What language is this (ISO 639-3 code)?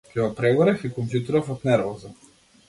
mkd